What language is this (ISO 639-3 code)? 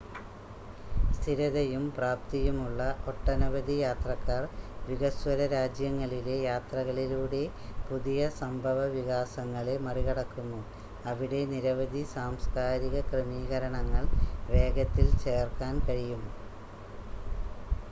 mal